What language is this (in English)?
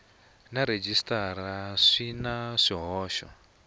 Tsonga